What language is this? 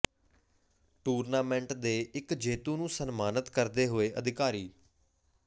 Punjabi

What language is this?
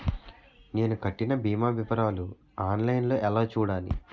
Telugu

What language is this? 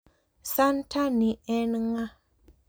Luo (Kenya and Tanzania)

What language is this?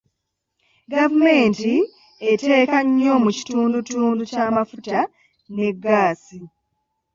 Ganda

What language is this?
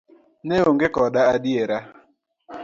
Luo (Kenya and Tanzania)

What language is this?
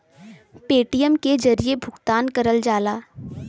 Bhojpuri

